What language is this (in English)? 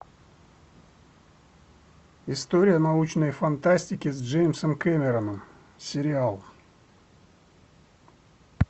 Russian